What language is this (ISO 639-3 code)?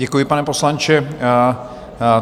ces